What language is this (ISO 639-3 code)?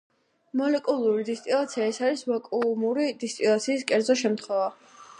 kat